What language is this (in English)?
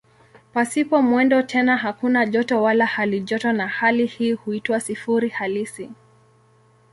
Swahili